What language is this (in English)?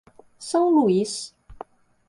Portuguese